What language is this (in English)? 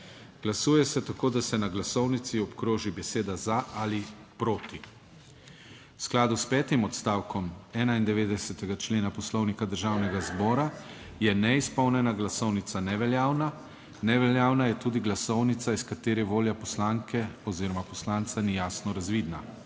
Slovenian